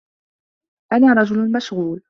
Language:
Arabic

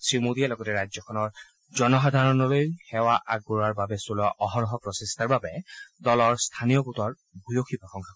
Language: Assamese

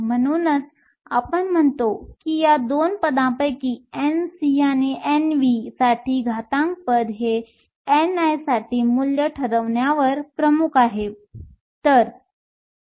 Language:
Marathi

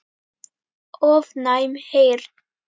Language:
Icelandic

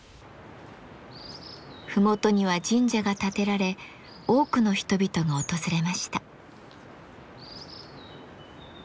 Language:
Japanese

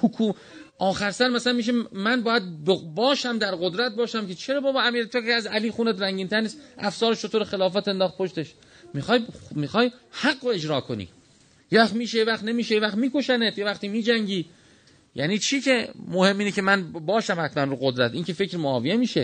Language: Persian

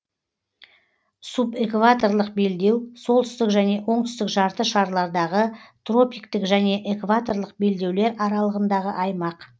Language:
Kazakh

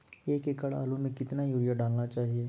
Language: Magahi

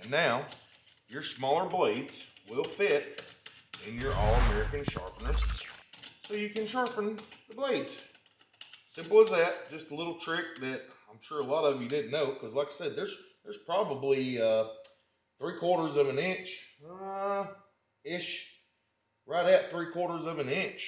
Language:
English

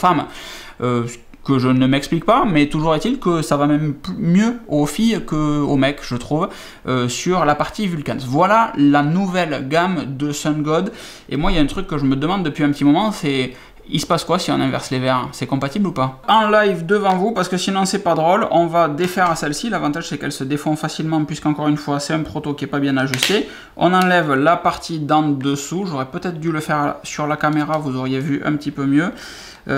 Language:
French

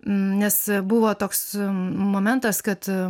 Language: Lithuanian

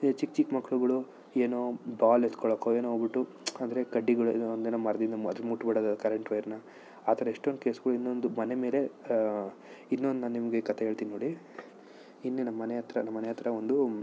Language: Kannada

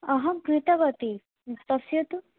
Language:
Sanskrit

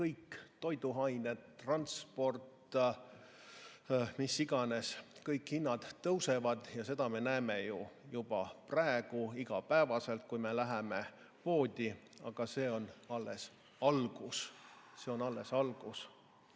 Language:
Estonian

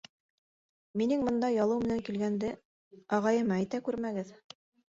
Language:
Bashkir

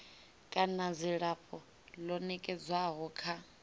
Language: Venda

